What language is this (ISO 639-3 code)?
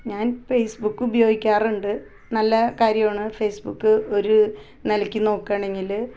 mal